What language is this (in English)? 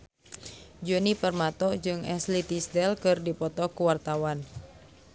Sundanese